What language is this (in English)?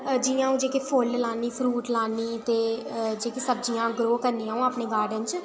Dogri